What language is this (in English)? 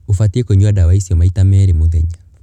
Kikuyu